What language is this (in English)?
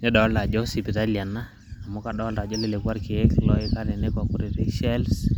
Masai